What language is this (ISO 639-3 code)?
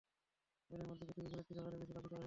ben